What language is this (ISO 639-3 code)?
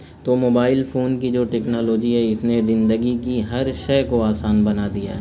urd